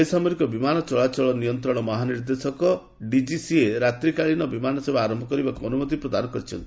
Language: Odia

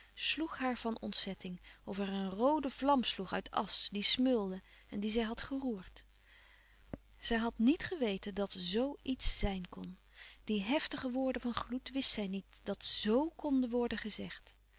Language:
Dutch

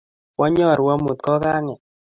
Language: Kalenjin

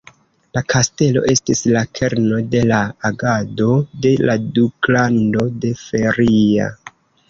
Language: Esperanto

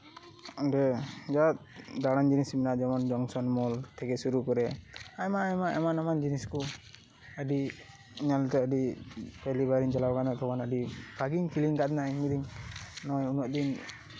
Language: Santali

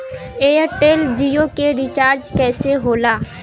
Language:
Bhojpuri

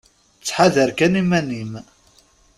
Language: Kabyle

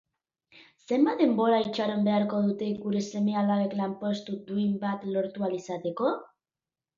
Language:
Basque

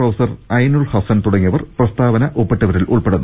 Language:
Malayalam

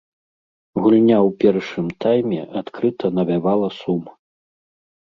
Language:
Belarusian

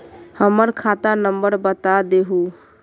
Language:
Magahi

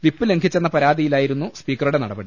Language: Malayalam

